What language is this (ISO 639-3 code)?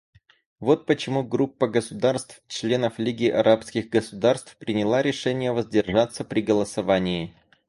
rus